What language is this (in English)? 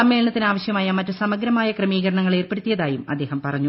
Malayalam